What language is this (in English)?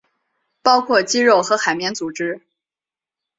Chinese